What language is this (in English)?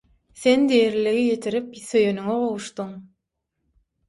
Turkmen